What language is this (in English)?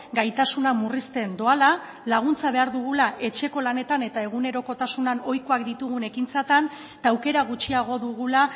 Basque